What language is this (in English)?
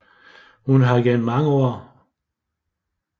Danish